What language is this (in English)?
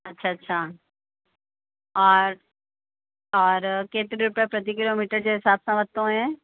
Sindhi